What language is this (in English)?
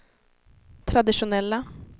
Swedish